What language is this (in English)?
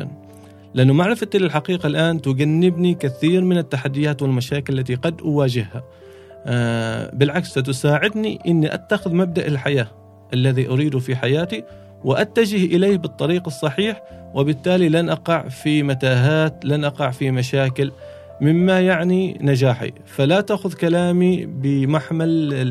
Arabic